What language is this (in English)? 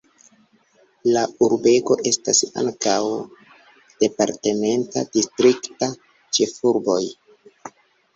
Esperanto